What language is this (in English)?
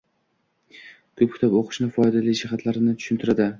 Uzbek